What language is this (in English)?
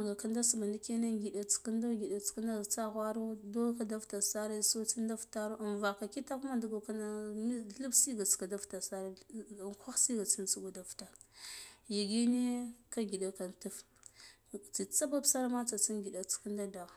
Guduf-Gava